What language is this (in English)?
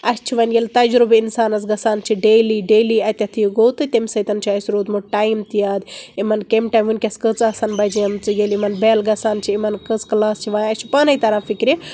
Kashmiri